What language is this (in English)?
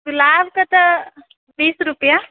Maithili